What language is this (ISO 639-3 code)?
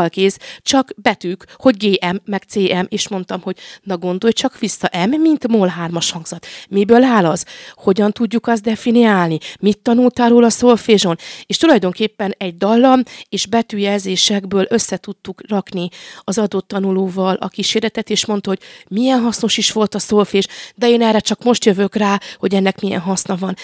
hun